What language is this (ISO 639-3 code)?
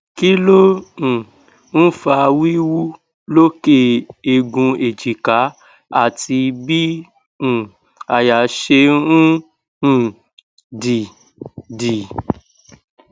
yor